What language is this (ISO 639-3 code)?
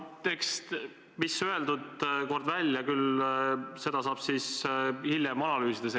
est